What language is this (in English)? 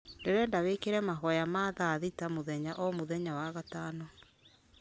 Kikuyu